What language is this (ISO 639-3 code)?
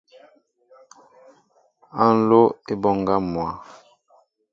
mbo